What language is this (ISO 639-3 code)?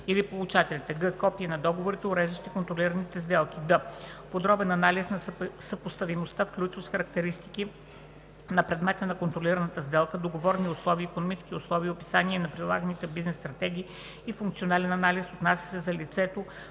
bul